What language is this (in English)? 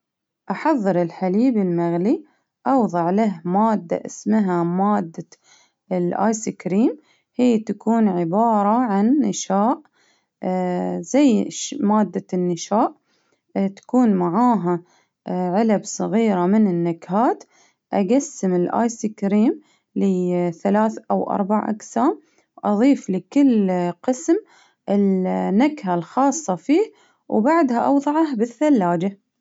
Baharna Arabic